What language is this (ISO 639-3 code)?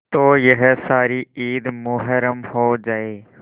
hin